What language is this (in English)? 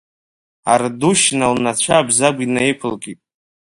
Abkhazian